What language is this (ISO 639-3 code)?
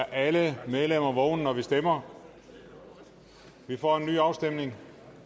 dan